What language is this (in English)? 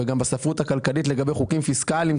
Hebrew